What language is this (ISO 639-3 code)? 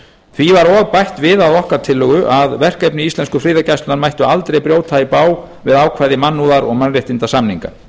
isl